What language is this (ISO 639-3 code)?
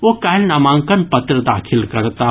mai